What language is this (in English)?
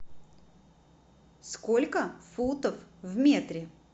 Russian